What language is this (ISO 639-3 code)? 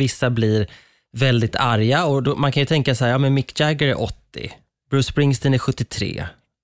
swe